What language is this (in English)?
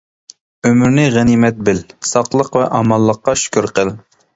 Uyghur